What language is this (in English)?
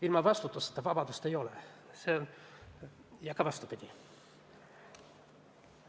Estonian